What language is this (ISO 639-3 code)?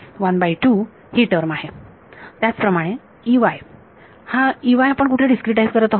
mar